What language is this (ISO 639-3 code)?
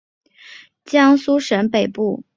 zho